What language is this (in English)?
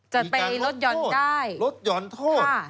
Thai